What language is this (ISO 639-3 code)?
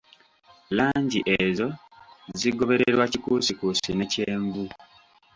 lug